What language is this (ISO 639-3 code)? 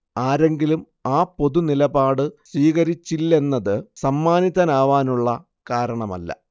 mal